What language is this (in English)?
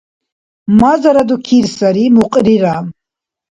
Dargwa